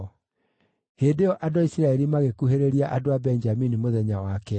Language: Kikuyu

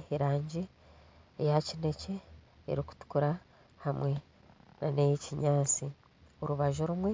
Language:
Nyankole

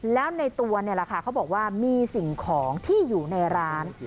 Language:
Thai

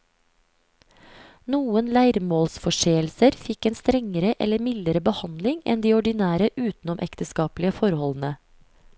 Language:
Norwegian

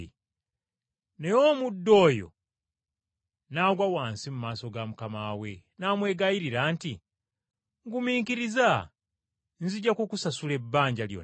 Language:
Ganda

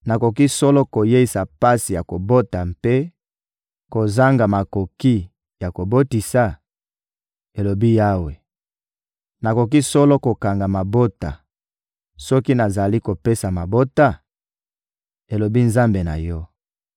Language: Lingala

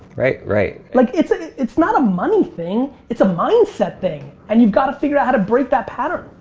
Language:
English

